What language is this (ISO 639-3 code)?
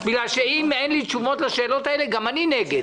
heb